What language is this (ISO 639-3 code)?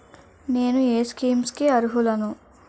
tel